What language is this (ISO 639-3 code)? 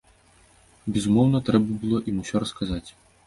bel